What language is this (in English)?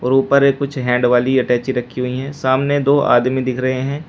Hindi